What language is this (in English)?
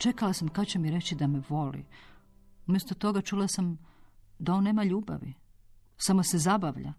Croatian